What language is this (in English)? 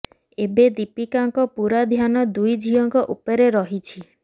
Odia